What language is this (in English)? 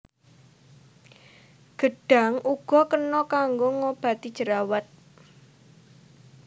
Javanese